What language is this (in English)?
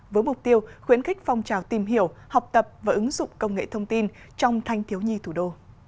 Vietnamese